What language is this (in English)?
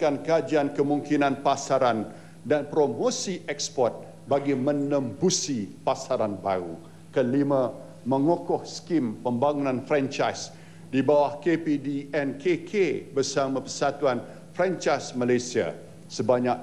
Malay